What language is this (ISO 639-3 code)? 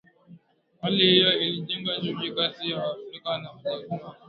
swa